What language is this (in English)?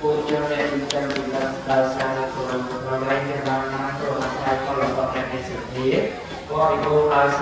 Thai